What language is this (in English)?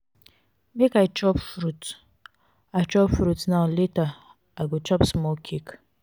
Nigerian Pidgin